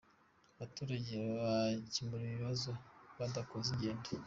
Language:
Kinyarwanda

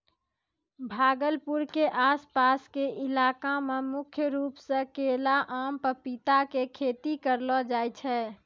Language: Maithili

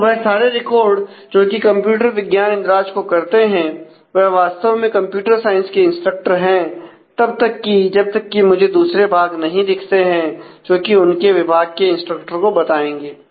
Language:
Hindi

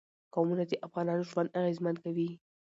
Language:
Pashto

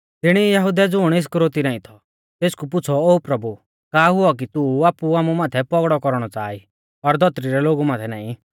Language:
Mahasu Pahari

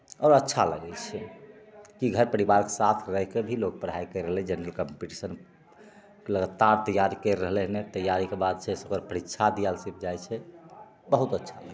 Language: Maithili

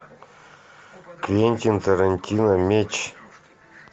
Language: Russian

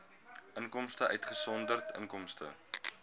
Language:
Afrikaans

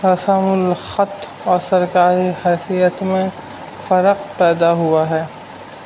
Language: Urdu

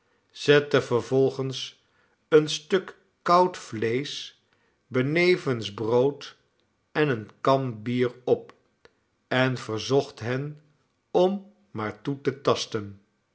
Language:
Dutch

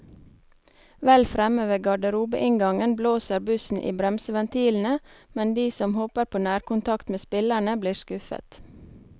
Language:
Norwegian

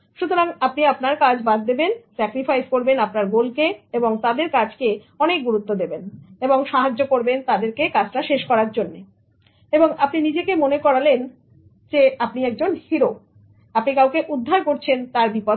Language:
Bangla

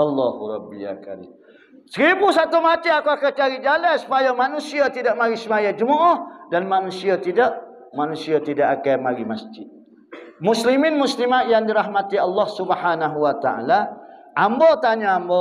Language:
Malay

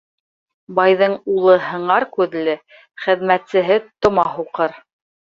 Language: Bashkir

